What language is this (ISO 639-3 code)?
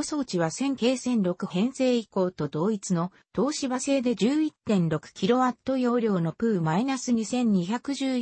jpn